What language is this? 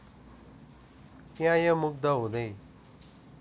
Nepali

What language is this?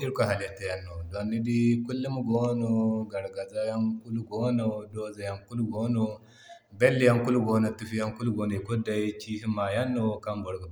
Zarma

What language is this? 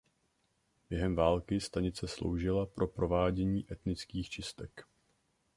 Czech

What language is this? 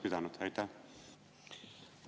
Estonian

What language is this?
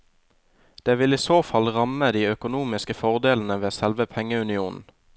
Norwegian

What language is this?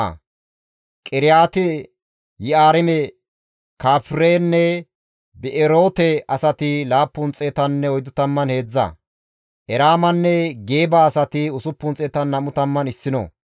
Gamo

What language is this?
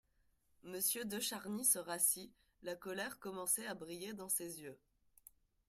French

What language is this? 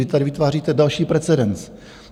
Czech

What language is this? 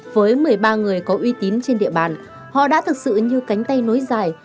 Vietnamese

